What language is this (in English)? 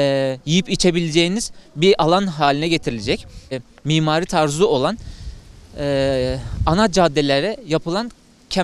Turkish